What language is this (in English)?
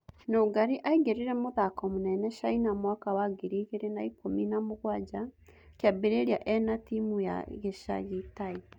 Kikuyu